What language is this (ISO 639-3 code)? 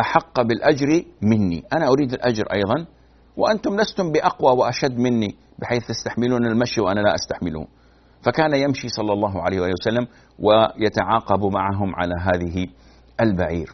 ara